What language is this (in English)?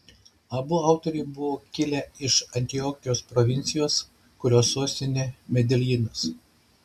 Lithuanian